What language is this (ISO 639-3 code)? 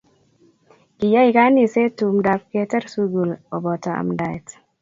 kln